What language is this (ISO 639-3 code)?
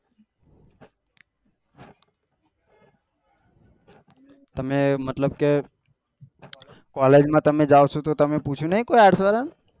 guj